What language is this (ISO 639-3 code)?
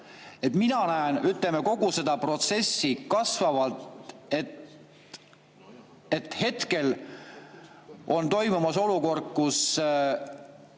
est